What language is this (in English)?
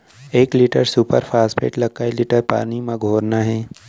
Chhattisgarhi